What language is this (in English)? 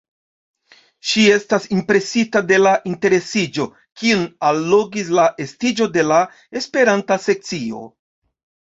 Esperanto